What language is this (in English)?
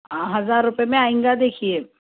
Urdu